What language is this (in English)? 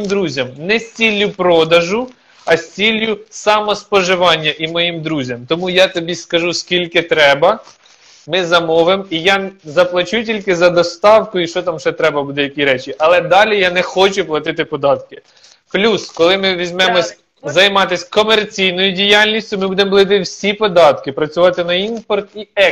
Ukrainian